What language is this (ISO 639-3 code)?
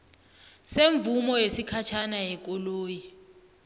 nbl